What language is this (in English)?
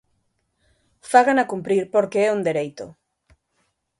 Galician